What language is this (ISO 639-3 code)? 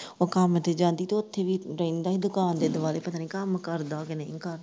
pan